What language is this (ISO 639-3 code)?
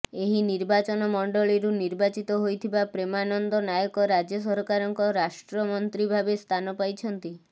ori